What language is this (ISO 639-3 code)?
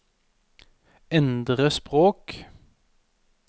nor